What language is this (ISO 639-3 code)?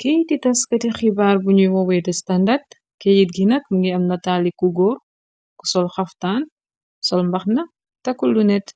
wol